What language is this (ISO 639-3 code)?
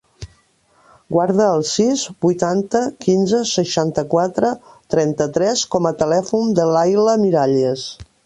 cat